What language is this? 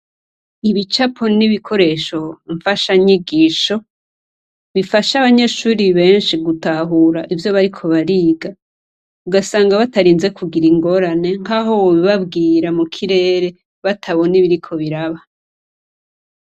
Rundi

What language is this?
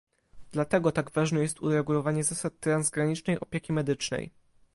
Polish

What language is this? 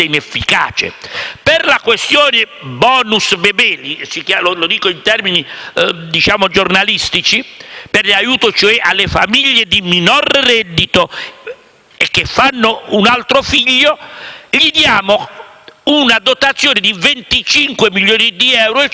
Italian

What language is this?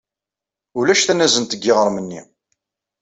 Kabyle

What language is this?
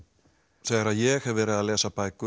Icelandic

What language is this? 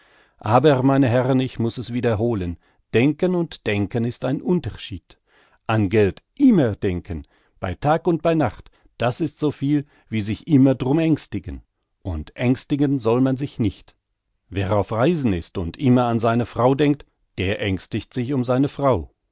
German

